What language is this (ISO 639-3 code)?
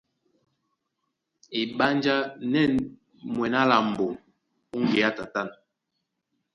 dua